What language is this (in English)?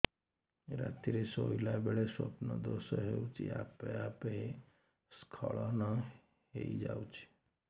Odia